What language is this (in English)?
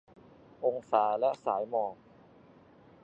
Thai